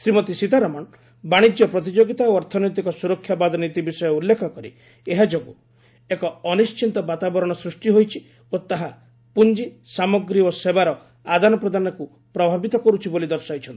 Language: Odia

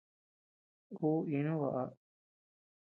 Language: Tepeuxila Cuicatec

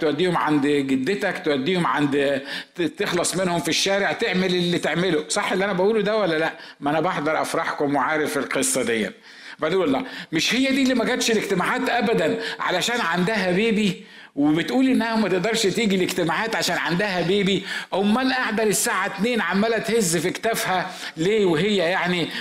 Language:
Arabic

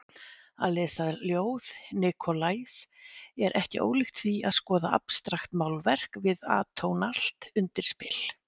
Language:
Icelandic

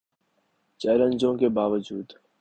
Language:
Urdu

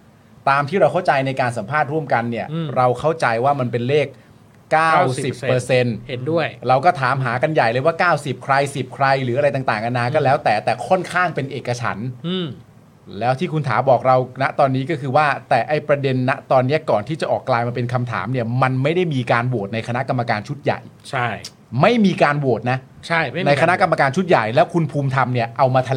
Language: Thai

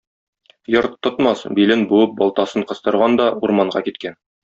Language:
Tatar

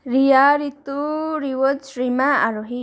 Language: Nepali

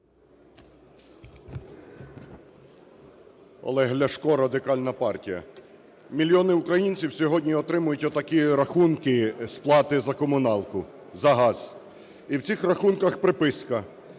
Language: Ukrainian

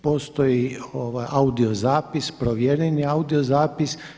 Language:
Croatian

